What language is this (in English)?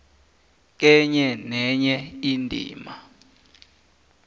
South Ndebele